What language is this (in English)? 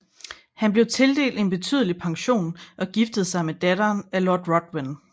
Danish